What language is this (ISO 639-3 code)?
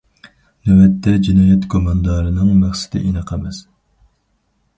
uig